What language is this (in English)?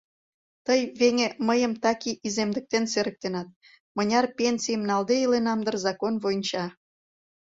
Mari